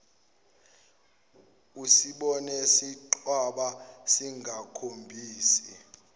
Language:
Zulu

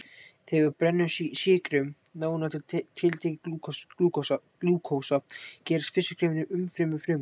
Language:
Icelandic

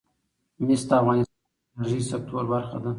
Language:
Pashto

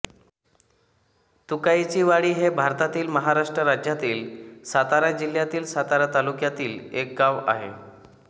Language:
Marathi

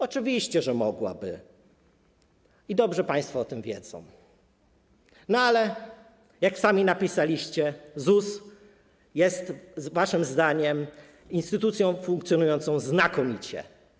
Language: Polish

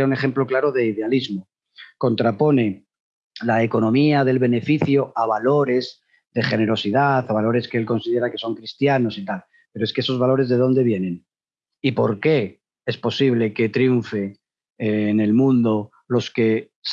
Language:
Spanish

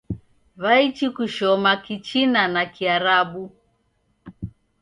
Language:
Taita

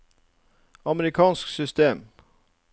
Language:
Norwegian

